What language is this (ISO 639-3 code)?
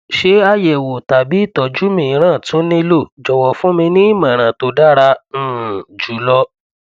yor